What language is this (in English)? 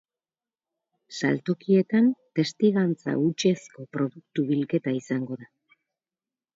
Basque